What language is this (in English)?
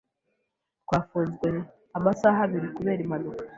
Kinyarwanda